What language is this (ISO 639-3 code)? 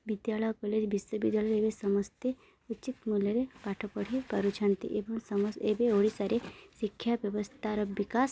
ori